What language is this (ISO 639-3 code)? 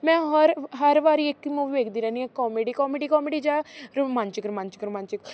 pan